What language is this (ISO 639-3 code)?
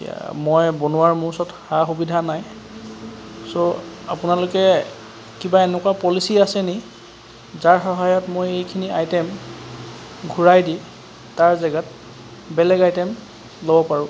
asm